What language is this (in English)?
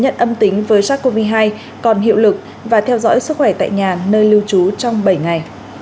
Vietnamese